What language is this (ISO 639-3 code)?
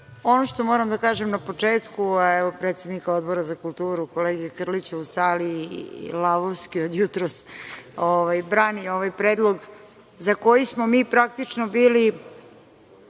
srp